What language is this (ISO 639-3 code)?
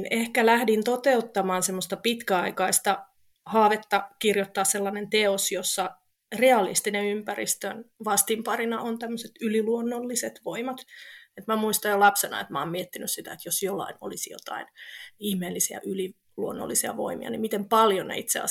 fin